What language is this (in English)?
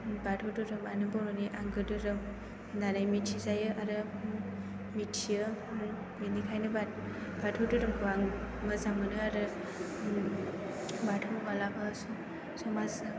Bodo